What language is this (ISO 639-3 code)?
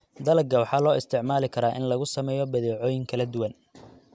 som